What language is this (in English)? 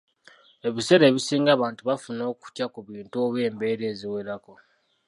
Ganda